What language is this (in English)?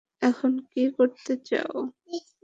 Bangla